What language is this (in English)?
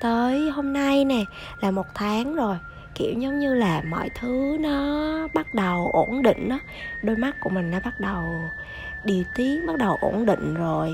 Vietnamese